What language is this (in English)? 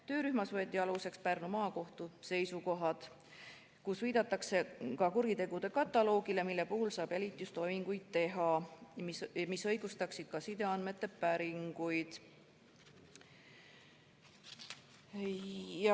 Estonian